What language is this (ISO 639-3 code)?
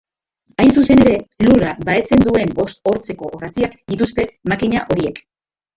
eus